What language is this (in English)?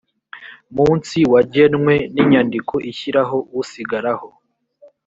Kinyarwanda